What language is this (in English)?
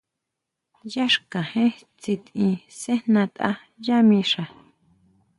Huautla Mazatec